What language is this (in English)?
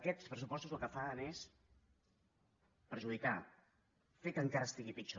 Catalan